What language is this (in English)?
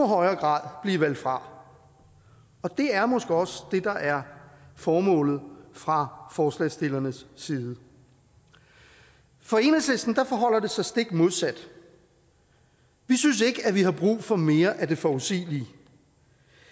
Danish